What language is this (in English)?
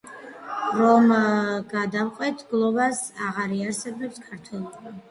Georgian